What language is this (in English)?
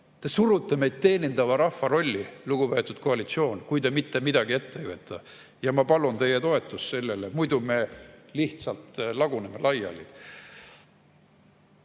Estonian